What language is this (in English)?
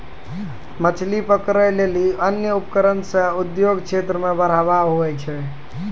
Maithili